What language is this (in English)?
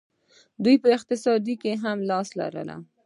Pashto